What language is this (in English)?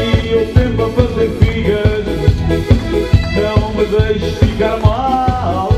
Romanian